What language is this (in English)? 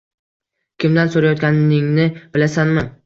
Uzbek